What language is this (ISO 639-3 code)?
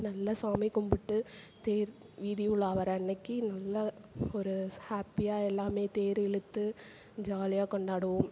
tam